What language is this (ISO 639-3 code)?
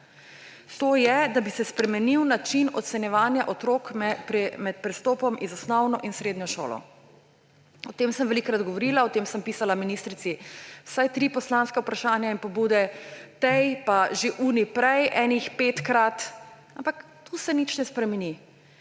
slv